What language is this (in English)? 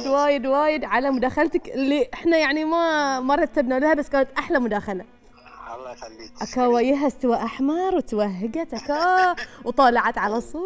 Arabic